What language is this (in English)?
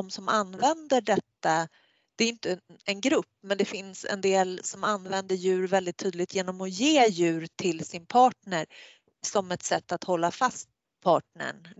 Swedish